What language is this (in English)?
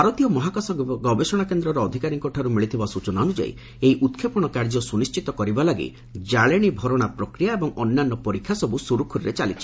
Odia